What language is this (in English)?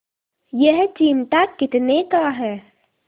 Hindi